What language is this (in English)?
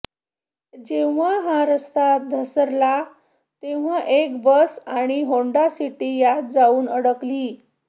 Marathi